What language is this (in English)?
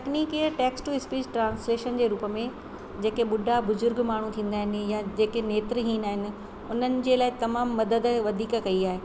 Sindhi